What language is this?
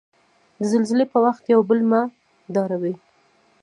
Pashto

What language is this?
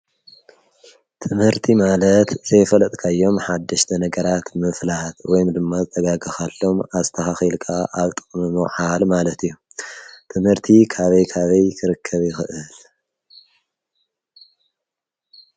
Tigrinya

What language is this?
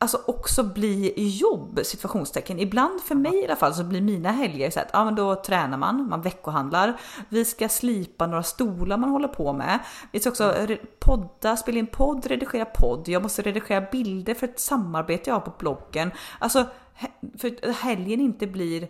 Swedish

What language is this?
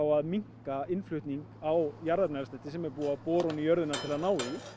Icelandic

